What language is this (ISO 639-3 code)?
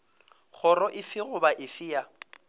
nso